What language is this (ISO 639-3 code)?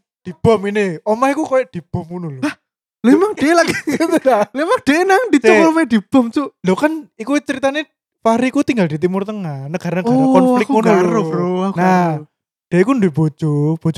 ind